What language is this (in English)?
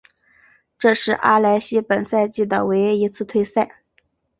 Chinese